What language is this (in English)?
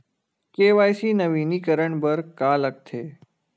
Chhattisgarhi